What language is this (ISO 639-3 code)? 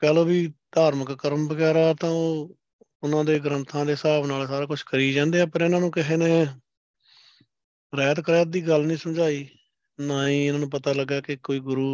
pan